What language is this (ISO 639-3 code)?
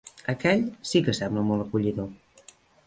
cat